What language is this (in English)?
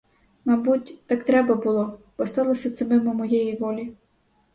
Ukrainian